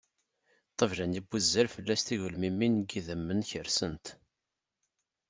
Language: Kabyle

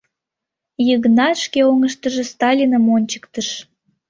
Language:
Mari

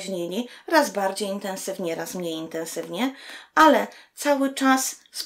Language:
Polish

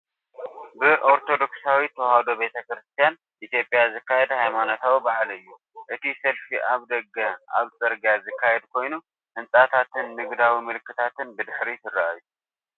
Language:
Tigrinya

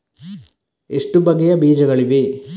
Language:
Kannada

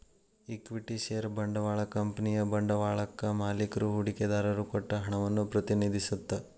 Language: Kannada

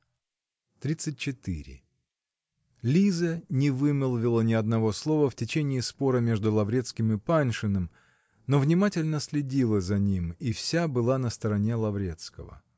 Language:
Russian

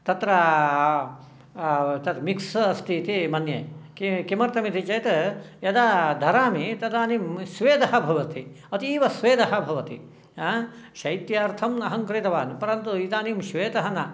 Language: Sanskrit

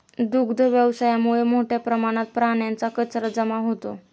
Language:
Marathi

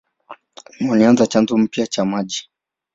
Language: Swahili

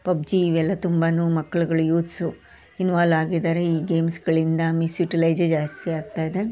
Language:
Kannada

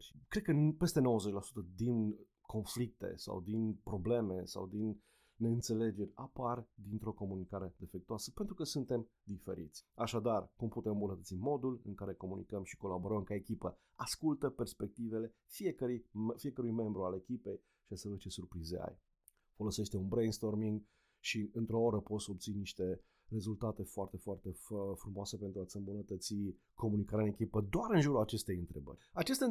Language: Romanian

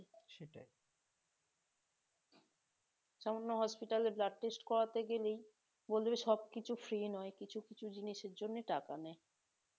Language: Bangla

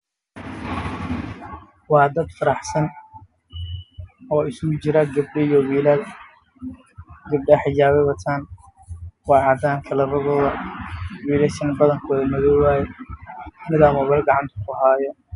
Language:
Somali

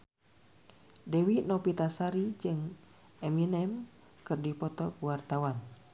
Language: Sundanese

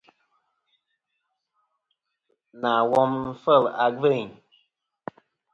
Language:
Kom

